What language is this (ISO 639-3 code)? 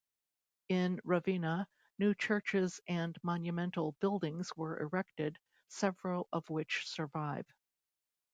eng